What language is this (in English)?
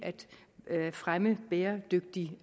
Danish